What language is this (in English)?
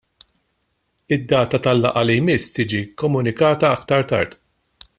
Maltese